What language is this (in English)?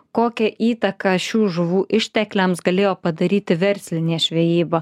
Lithuanian